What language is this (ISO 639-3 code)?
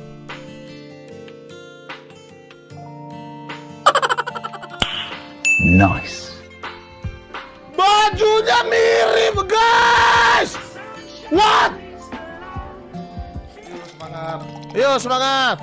ind